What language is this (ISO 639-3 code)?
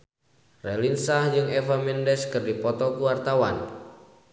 sun